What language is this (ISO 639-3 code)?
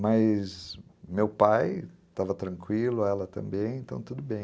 por